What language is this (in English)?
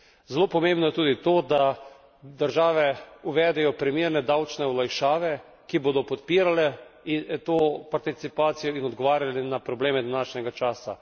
Slovenian